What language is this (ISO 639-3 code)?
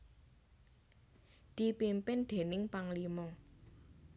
jav